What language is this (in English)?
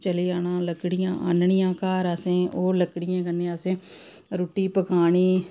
Dogri